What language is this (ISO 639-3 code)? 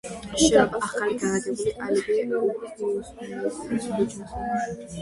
kat